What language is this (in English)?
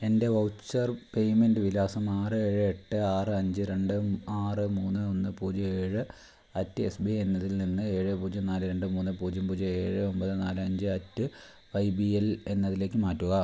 Malayalam